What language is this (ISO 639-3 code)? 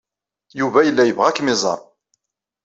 kab